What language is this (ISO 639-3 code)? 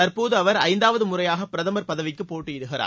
tam